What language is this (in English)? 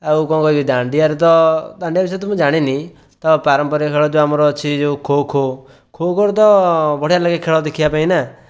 Odia